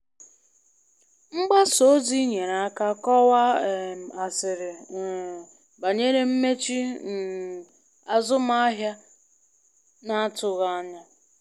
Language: Igbo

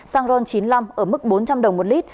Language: Vietnamese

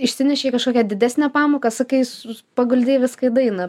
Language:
Lithuanian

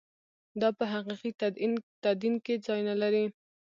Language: Pashto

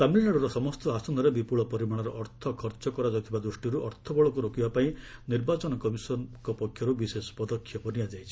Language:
Odia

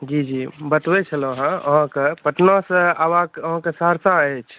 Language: Maithili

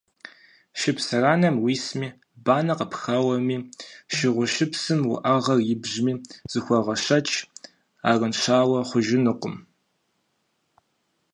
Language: Kabardian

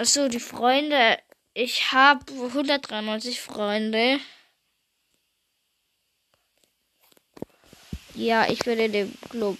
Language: German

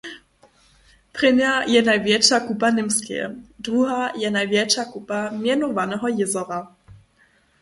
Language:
Upper Sorbian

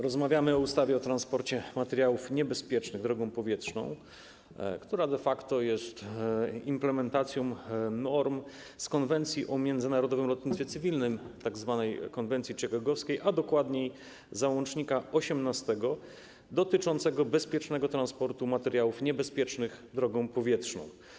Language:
Polish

